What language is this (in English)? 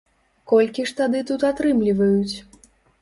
Belarusian